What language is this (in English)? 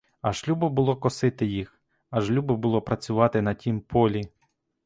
Ukrainian